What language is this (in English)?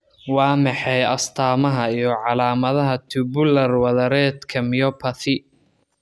Somali